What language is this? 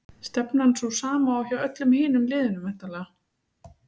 Icelandic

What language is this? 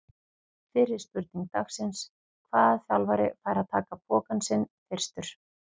Icelandic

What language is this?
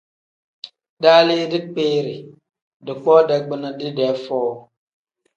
Tem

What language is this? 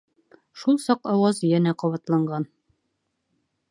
Bashkir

